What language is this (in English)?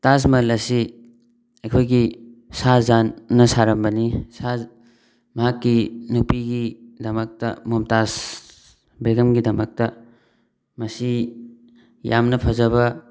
Manipuri